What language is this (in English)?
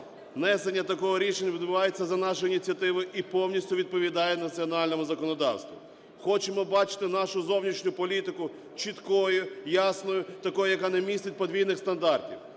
Ukrainian